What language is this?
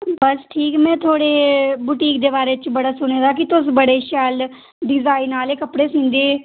Dogri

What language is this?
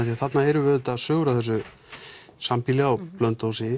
Icelandic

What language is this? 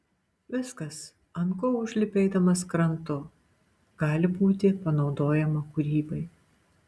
Lithuanian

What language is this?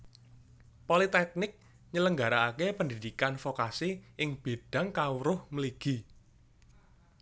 Javanese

